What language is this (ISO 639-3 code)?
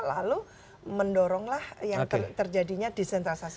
ind